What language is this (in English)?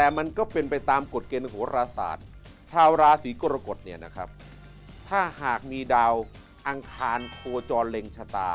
Thai